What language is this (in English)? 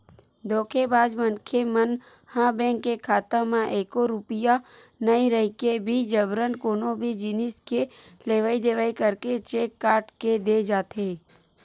Chhattisgarhi